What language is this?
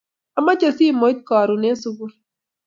Kalenjin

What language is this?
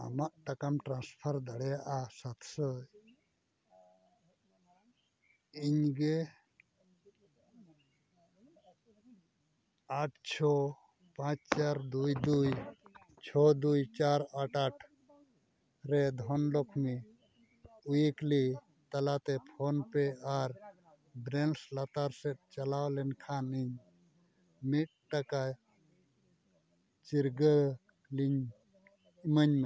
Santali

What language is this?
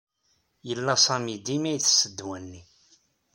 Kabyle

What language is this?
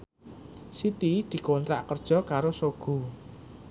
Javanese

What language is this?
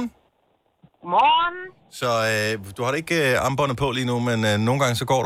Danish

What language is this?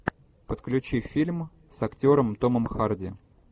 Russian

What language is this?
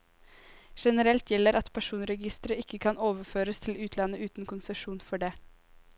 Norwegian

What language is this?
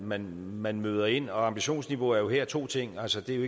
Danish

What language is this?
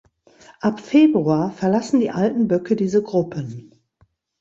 German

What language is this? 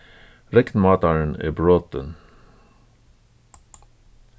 Faroese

